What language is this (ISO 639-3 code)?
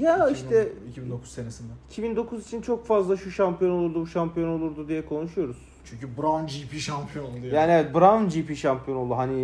tur